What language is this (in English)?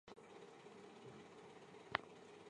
Chinese